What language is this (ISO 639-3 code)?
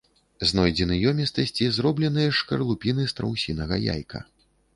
bel